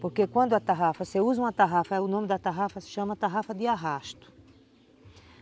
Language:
Portuguese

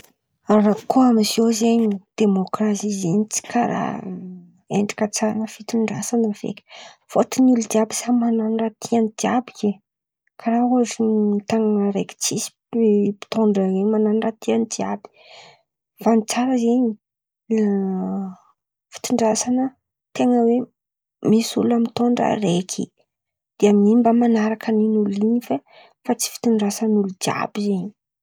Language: Antankarana Malagasy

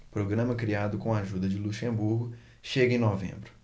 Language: Portuguese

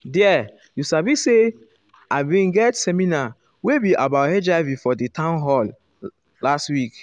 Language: Nigerian Pidgin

